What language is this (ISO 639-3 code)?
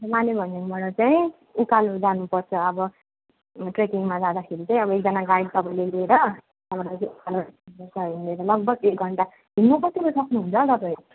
nep